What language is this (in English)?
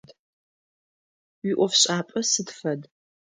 Adyghe